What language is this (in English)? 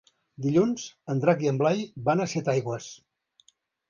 Catalan